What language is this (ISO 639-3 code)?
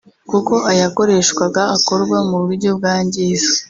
kin